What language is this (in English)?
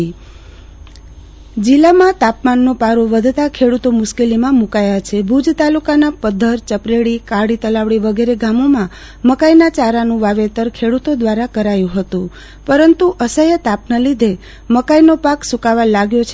Gujarati